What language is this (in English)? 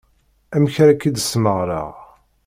Kabyle